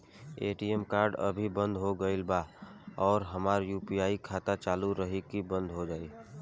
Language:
Bhojpuri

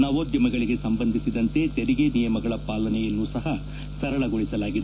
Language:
Kannada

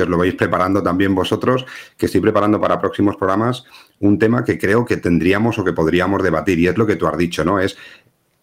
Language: Spanish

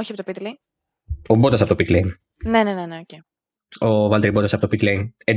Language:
Greek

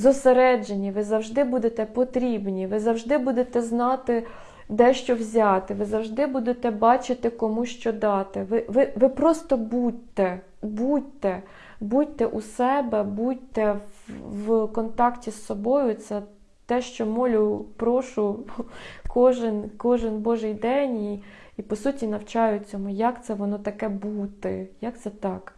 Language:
Ukrainian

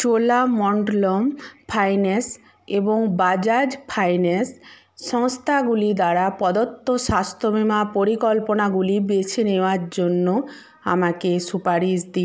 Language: Bangla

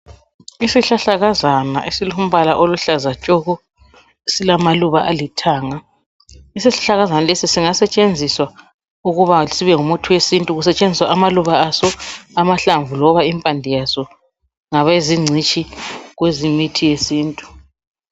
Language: North Ndebele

